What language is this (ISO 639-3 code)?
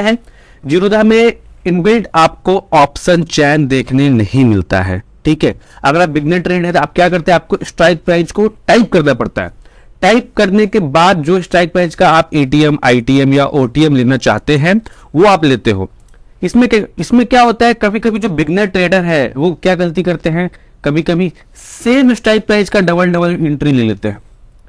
hin